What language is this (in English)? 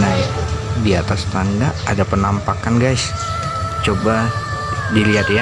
Indonesian